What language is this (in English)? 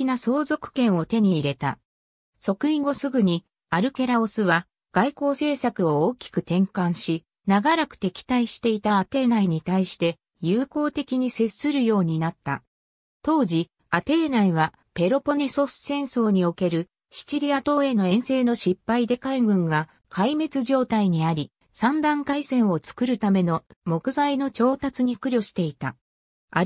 Japanese